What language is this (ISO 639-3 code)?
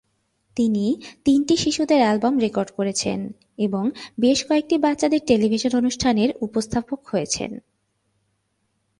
ben